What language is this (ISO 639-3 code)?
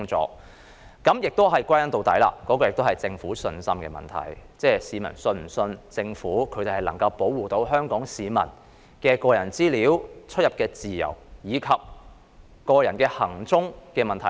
yue